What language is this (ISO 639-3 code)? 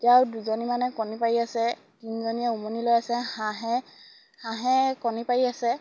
asm